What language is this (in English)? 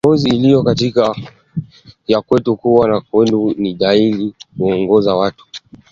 Swahili